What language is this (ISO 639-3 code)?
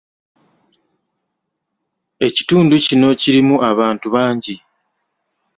lug